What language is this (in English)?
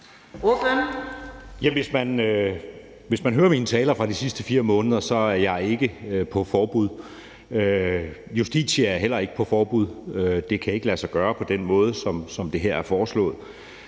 Danish